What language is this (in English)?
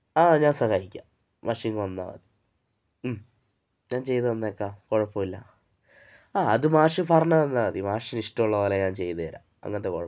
Malayalam